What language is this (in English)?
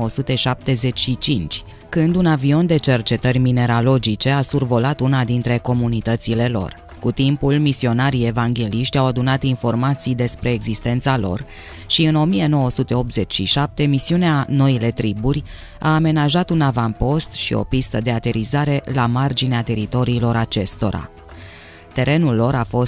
Romanian